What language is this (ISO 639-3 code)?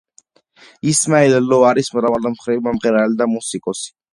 kat